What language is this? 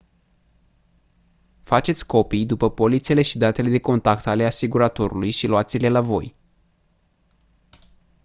Romanian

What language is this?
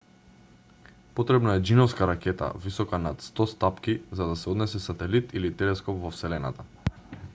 Macedonian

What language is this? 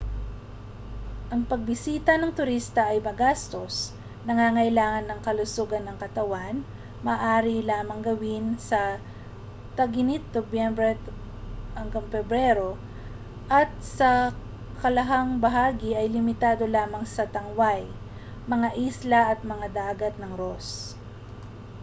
Filipino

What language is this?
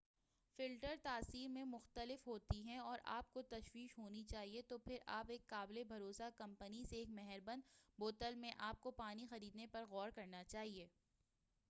Urdu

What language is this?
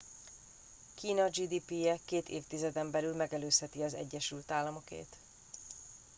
Hungarian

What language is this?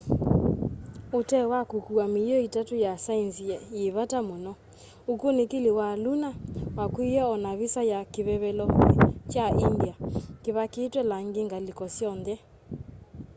Kamba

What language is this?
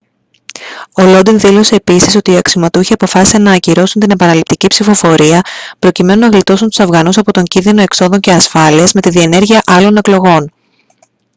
Greek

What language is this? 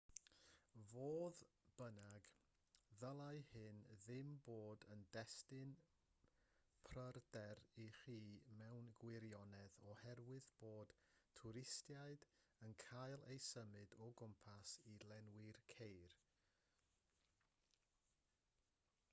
Welsh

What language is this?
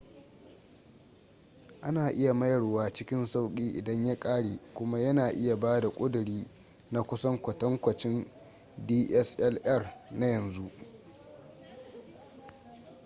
Hausa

